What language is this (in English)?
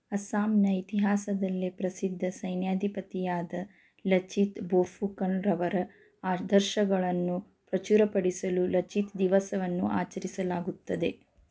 Kannada